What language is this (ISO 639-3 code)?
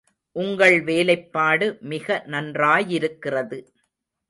tam